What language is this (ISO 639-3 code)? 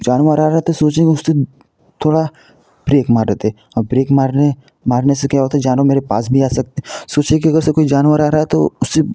hin